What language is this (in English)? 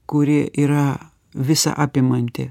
Lithuanian